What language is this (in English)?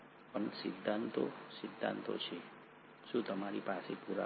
Gujarati